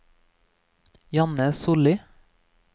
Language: Norwegian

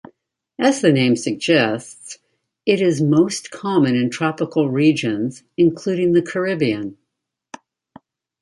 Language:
English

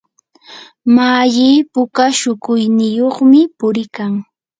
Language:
Yanahuanca Pasco Quechua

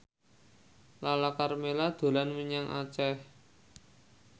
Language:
Javanese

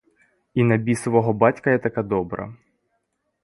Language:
Ukrainian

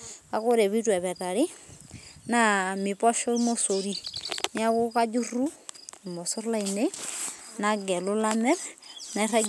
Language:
Masai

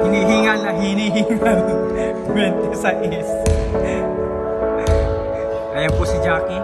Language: Indonesian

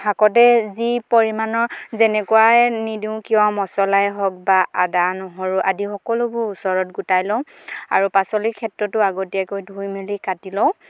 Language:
Assamese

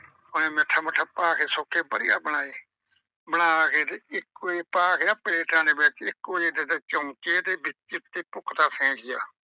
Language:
Punjabi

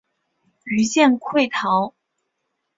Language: Chinese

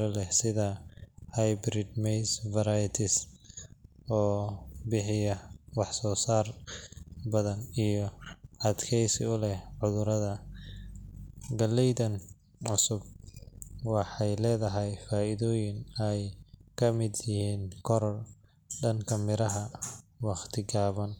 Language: Somali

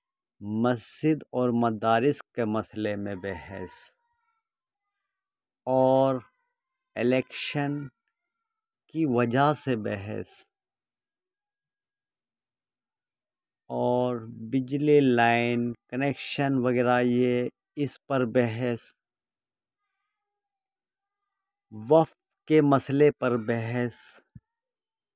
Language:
Urdu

